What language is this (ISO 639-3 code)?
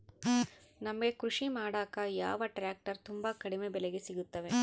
kan